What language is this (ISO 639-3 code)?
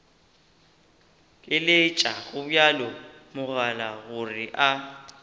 nso